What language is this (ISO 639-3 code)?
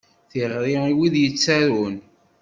kab